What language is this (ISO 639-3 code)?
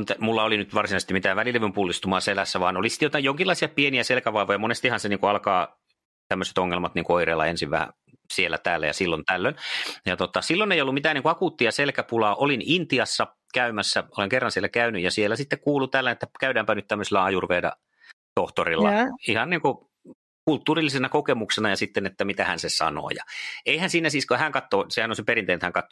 fin